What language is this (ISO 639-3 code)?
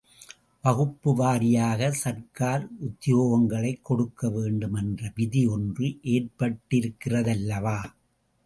tam